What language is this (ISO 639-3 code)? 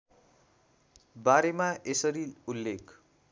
nep